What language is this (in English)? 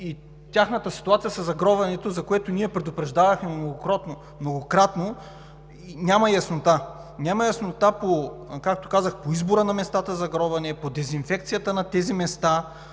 Bulgarian